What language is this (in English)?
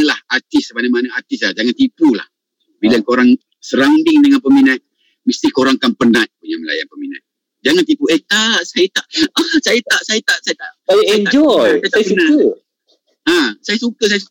Malay